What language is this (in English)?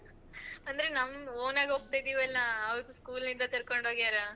Kannada